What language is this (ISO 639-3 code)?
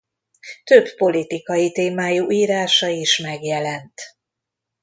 hun